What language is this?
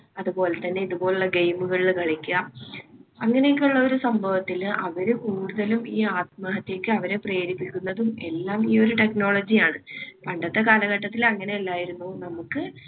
Malayalam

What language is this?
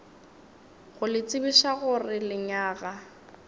Northern Sotho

